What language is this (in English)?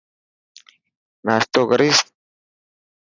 Dhatki